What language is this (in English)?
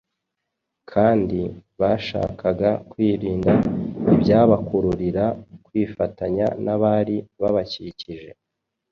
Kinyarwanda